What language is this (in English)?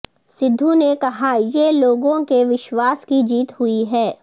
Urdu